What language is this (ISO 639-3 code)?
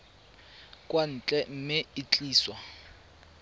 tsn